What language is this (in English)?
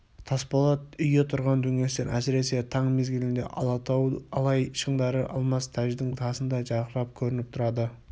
Kazakh